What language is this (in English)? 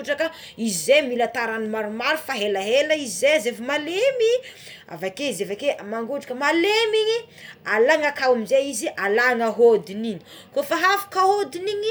Tsimihety Malagasy